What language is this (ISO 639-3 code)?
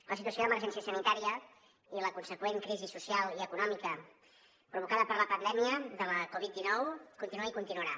cat